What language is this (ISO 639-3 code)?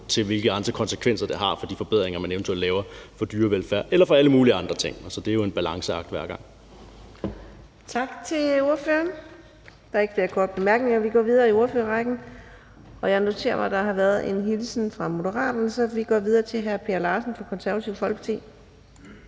dan